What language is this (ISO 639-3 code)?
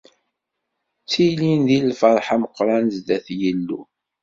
kab